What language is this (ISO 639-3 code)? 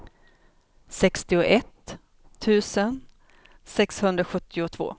swe